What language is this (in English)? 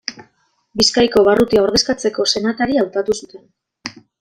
Basque